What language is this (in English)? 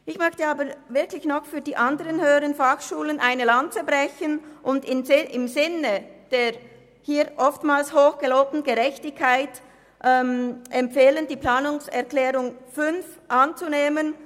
Swiss German